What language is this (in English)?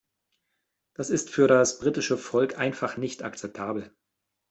German